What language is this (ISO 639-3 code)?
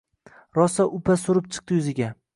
uzb